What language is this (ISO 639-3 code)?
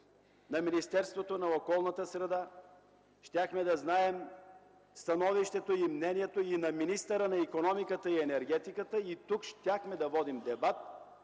bul